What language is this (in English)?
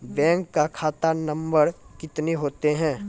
Maithili